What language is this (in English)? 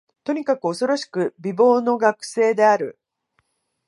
Japanese